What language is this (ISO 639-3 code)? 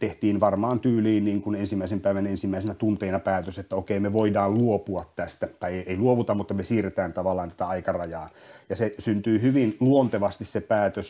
fin